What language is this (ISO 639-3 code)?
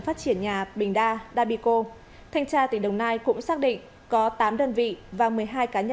vie